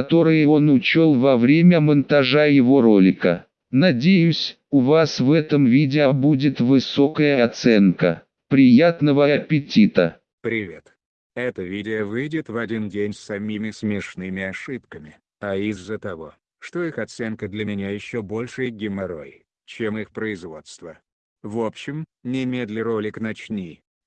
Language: Russian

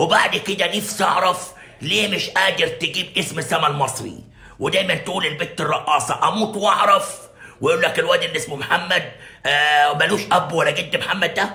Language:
Arabic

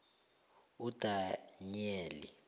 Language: South Ndebele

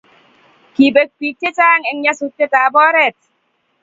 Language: Kalenjin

